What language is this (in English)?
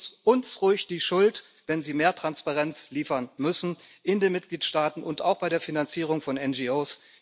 German